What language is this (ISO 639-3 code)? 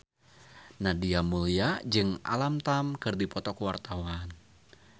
sun